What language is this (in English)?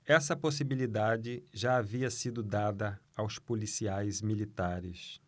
Portuguese